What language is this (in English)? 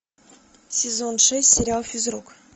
Russian